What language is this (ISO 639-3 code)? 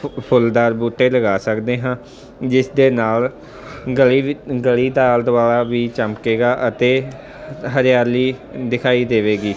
pan